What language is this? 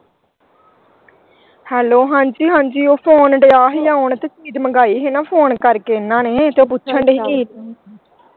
Punjabi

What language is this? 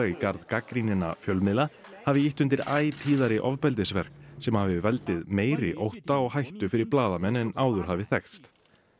Icelandic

